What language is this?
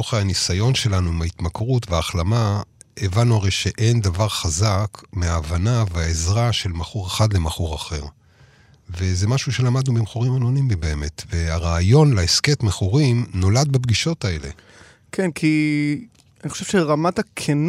Hebrew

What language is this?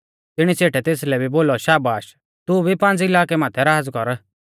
Mahasu Pahari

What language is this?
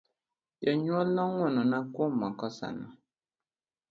Luo (Kenya and Tanzania)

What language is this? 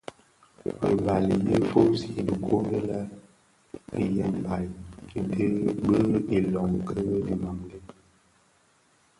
Bafia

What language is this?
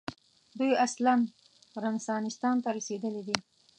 Pashto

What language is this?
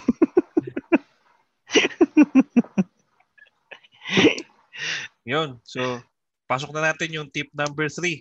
Filipino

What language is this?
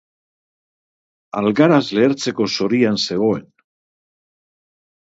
Basque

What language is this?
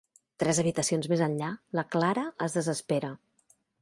Catalan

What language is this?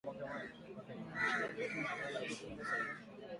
Swahili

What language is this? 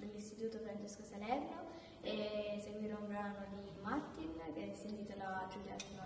Italian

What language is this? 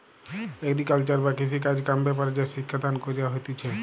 Bangla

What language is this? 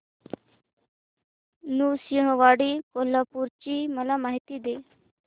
Marathi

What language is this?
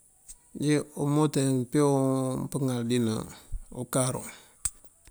Mandjak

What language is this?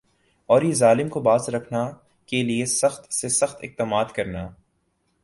Urdu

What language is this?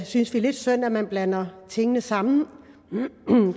Danish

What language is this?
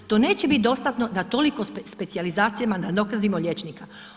Croatian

